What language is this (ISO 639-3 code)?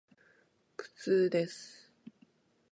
jpn